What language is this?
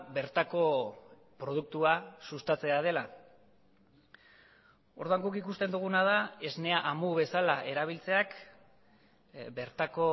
Basque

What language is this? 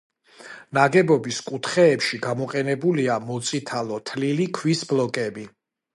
Georgian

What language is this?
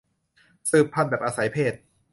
Thai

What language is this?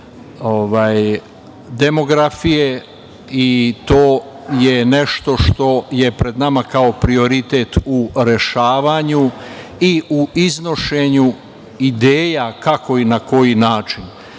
Serbian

